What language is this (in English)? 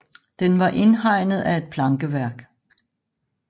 Danish